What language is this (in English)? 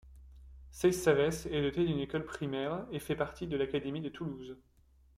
French